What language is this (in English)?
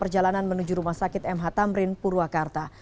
Indonesian